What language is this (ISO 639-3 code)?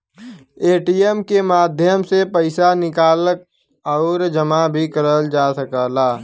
bho